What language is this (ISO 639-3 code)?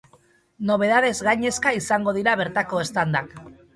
eus